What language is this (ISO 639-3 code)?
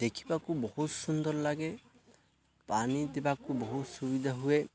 ori